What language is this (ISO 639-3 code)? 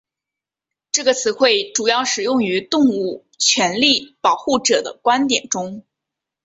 zho